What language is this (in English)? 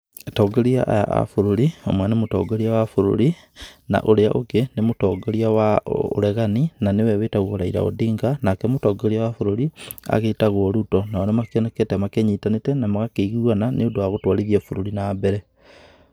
Kikuyu